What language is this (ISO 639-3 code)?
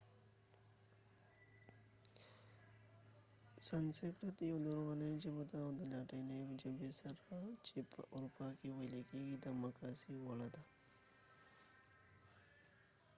pus